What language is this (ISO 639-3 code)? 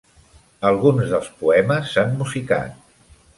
cat